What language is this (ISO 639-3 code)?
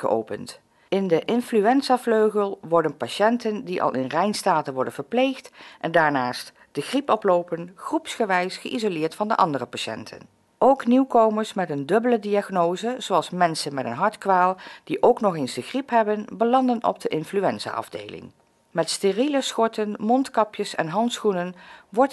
nld